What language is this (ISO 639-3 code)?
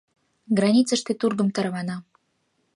chm